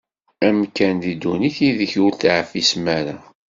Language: Kabyle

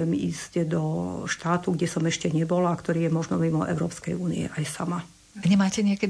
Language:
Slovak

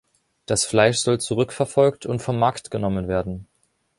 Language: German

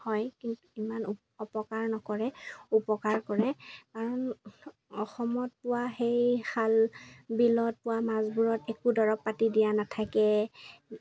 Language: Assamese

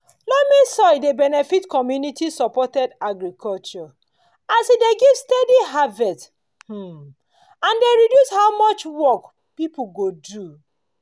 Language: Nigerian Pidgin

